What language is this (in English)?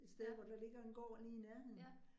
Danish